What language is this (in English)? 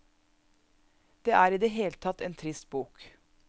Norwegian